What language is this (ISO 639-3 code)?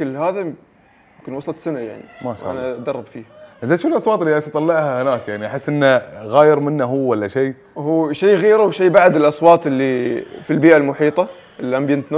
ara